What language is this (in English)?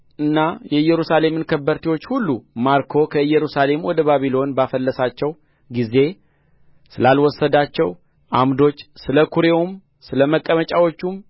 Amharic